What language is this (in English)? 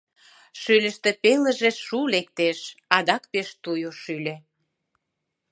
Mari